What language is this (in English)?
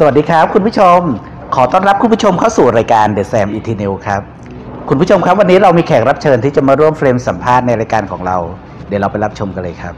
Thai